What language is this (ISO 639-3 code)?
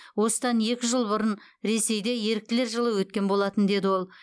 kaz